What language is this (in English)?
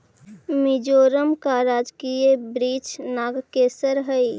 Magahi